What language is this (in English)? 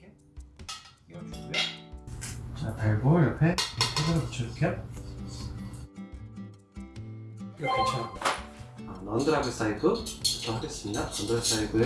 Korean